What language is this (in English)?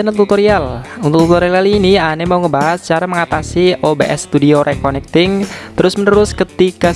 Indonesian